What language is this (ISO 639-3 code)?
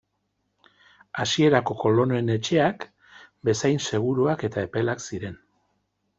eus